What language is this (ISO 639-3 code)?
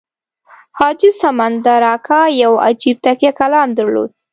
pus